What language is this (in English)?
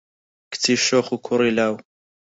Central Kurdish